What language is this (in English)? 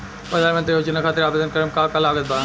Bhojpuri